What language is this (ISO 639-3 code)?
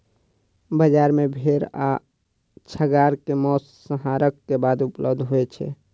mai